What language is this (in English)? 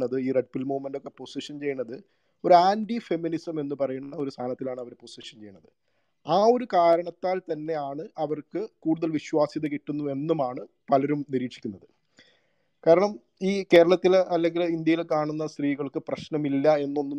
Malayalam